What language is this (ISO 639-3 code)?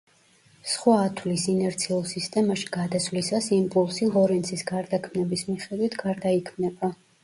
kat